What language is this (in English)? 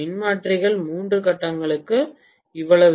Tamil